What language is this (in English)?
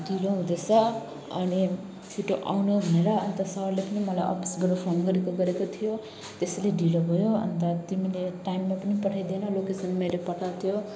Nepali